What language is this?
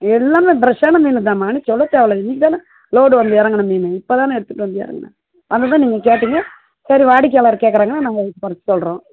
Tamil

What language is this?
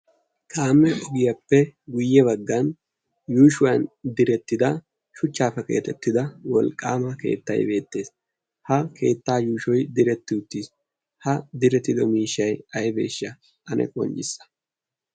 Wolaytta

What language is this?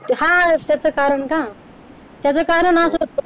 Marathi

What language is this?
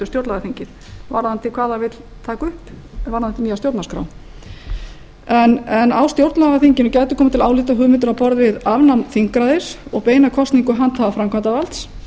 Icelandic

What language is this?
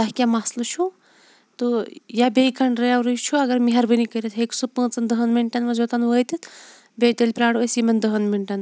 Kashmiri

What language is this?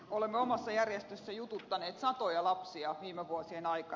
Finnish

